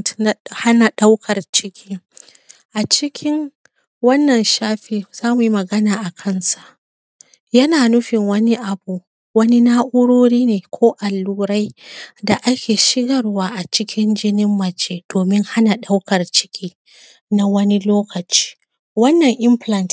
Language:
Hausa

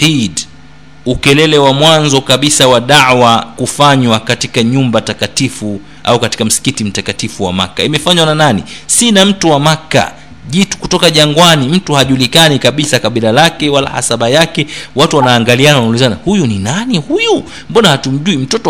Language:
Swahili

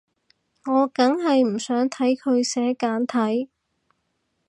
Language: Cantonese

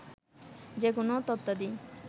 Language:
Bangla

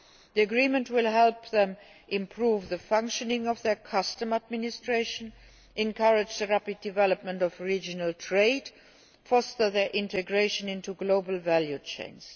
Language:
English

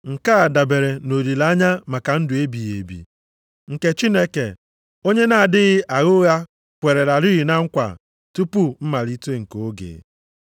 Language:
Igbo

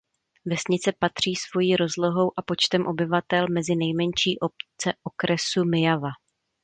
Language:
Czech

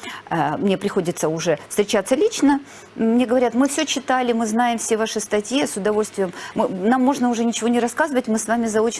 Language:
Russian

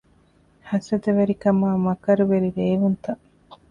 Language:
Divehi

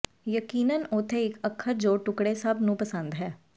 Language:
Punjabi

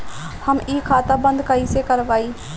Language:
Bhojpuri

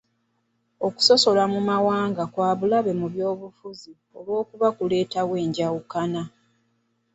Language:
Ganda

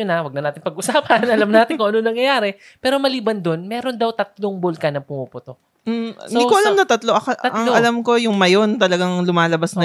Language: Filipino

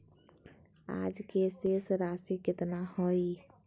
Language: Magahi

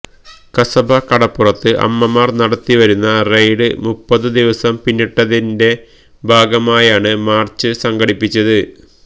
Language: Malayalam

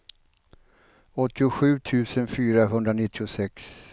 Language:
Swedish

